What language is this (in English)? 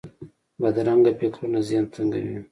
Pashto